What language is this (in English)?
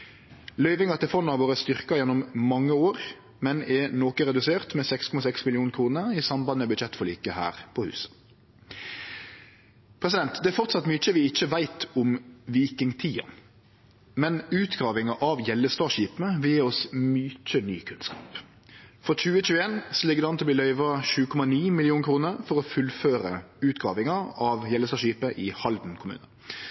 Norwegian Nynorsk